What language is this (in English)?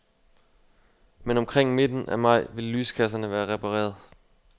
Danish